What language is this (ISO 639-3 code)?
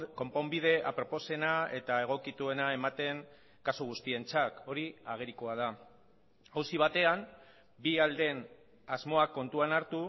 eus